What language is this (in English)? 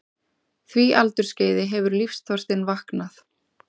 Icelandic